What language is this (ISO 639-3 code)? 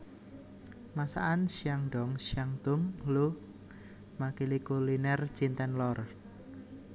jav